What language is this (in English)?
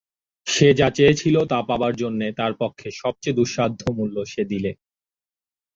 Bangla